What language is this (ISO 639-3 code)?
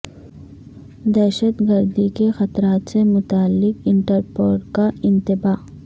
urd